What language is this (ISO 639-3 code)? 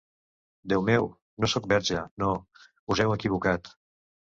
cat